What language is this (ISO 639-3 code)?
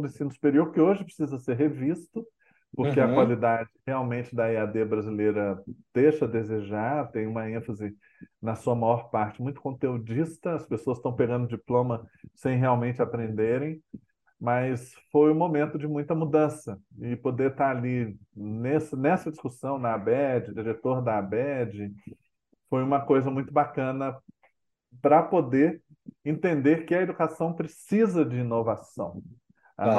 por